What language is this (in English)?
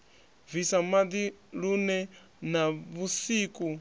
Venda